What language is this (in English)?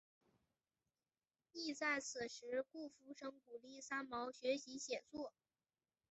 Chinese